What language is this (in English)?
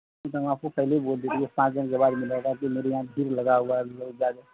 Urdu